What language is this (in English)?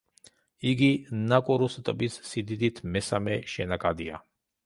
Georgian